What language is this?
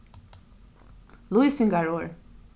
Faroese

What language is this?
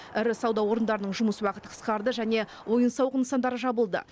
Kazakh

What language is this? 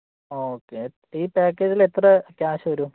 Malayalam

